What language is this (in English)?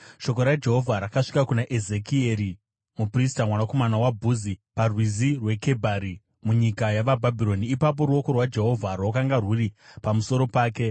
Shona